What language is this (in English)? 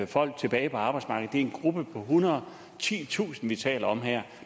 Danish